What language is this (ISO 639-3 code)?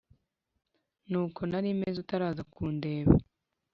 kin